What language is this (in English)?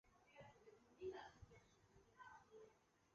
Chinese